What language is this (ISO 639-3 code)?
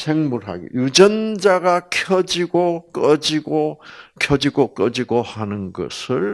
kor